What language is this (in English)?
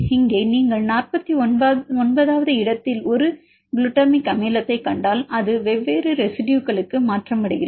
Tamil